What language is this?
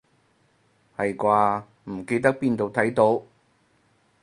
Cantonese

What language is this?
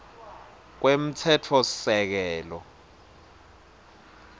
Swati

